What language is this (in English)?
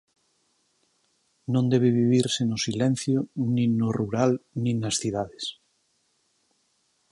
Galician